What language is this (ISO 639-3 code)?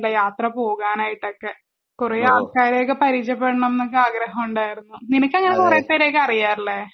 mal